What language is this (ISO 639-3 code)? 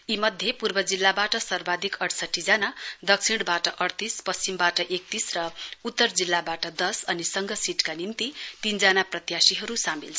nep